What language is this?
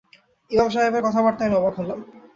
Bangla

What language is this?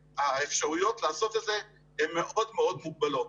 Hebrew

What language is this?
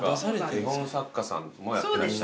Japanese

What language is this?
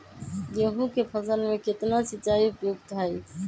Magahi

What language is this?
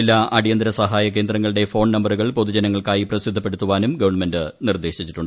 Malayalam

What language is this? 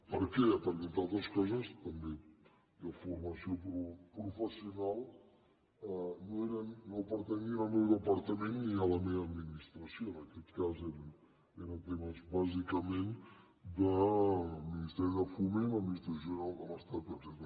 Catalan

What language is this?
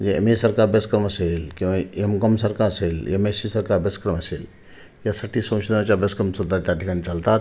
Marathi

